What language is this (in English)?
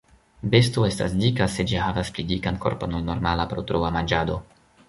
Esperanto